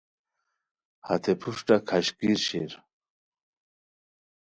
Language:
Khowar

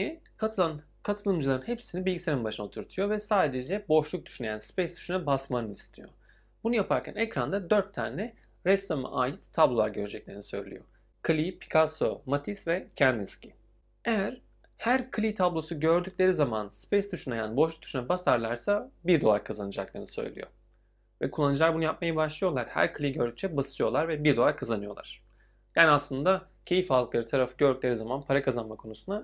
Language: Turkish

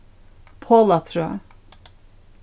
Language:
Faroese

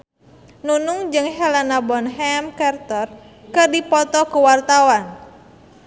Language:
Sundanese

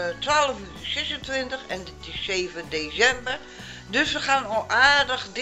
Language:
Dutch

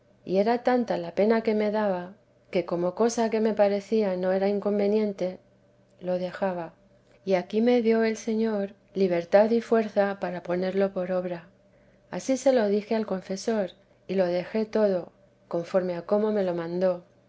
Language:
Spanish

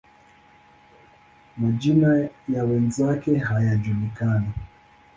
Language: Swahili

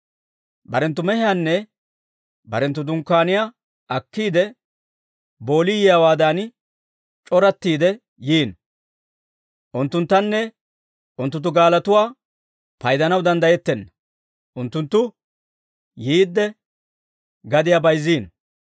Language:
Dawro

